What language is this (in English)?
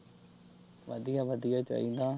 Punjabi